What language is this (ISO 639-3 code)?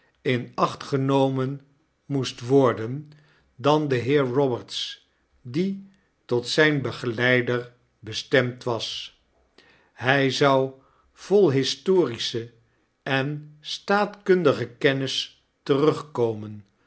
nld